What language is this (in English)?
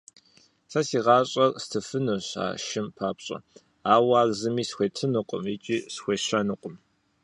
Kabardian